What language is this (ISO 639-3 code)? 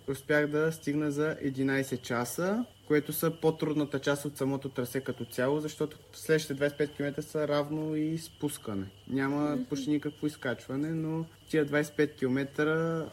bul